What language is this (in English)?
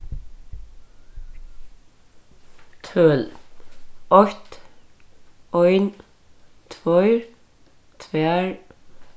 Faroese